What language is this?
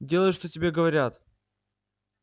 Russian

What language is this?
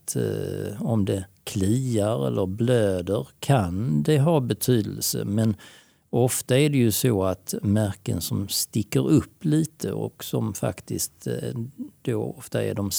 Swedish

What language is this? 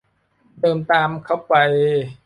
Thai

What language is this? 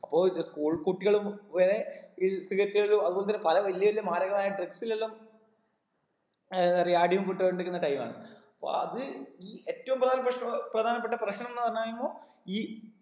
Malayalam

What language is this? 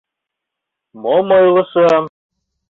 Mari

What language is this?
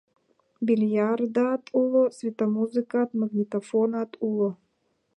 Mari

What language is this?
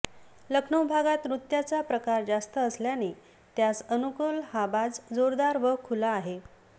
Marathi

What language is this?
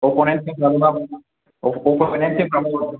Bodo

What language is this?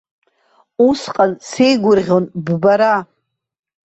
Abkhazian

